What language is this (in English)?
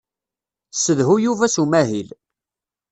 Kabyle